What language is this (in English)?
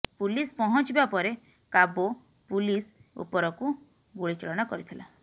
Odia